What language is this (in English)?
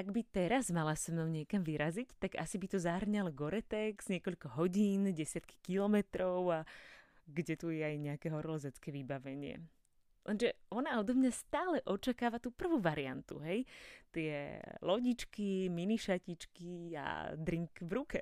Slovak